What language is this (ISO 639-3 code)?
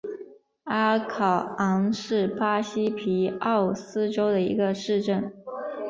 zho